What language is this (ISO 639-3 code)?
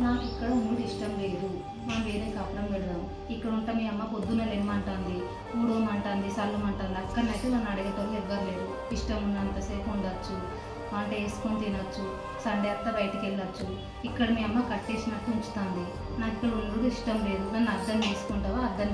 tel